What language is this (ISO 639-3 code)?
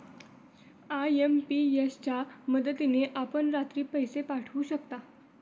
mar